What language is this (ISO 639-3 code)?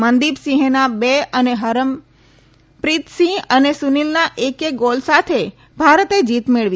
guj